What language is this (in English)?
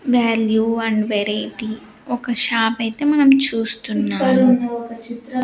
Telugu